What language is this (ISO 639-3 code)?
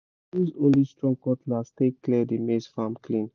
pcm